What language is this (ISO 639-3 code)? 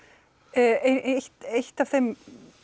isl